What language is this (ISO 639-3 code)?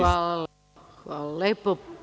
srp